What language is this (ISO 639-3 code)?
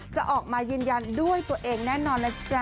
tha